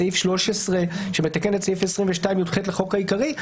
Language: Hebrew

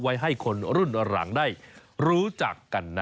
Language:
Thai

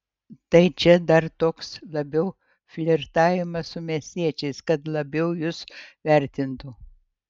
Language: Lithuanian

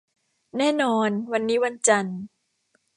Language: Thai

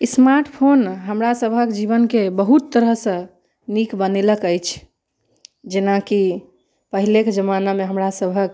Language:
Maithili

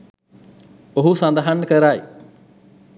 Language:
Sinhala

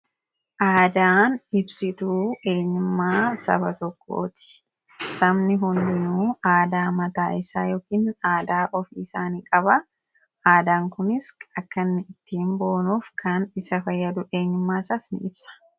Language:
Oromo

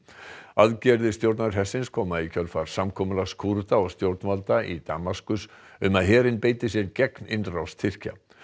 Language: Icelandic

